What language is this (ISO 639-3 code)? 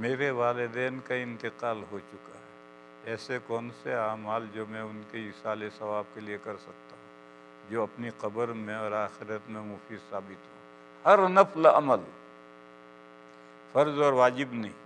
por